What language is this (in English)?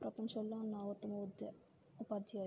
Telugu